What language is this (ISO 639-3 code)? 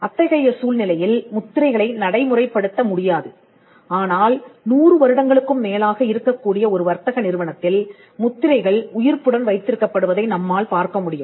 tam